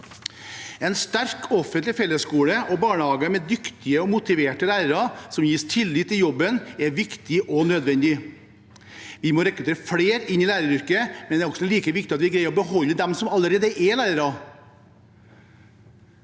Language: Norwegian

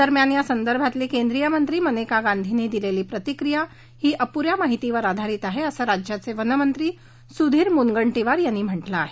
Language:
Marathi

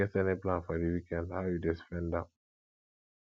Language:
Nigerian Pidgin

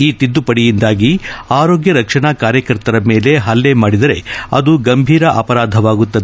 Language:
Kannada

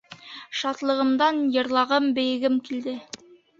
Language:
Bashkir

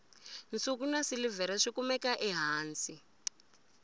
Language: Tsonga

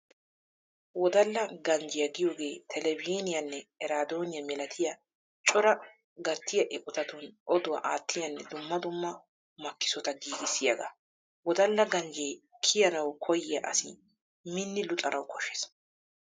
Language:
Wolaytta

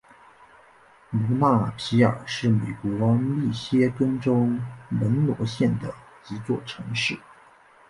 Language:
Chinese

